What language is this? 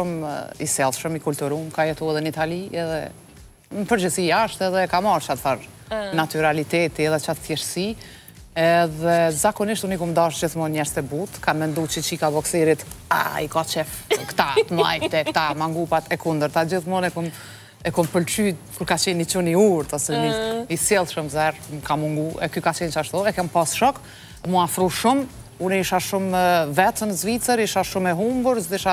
Romanian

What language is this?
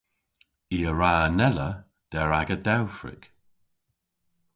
Cornish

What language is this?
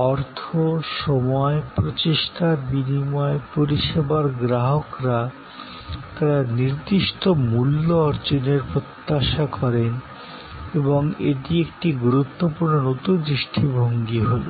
Bangla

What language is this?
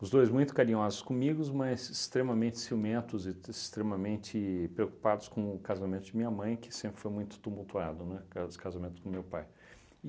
Portuguese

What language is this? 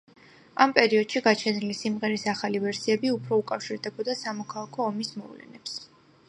Georgian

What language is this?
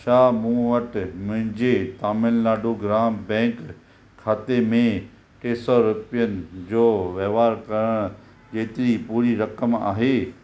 Sindhi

